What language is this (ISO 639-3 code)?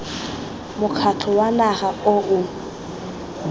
tsn